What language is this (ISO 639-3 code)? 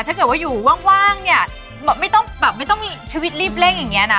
tha